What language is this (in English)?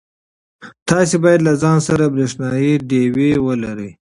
Pashto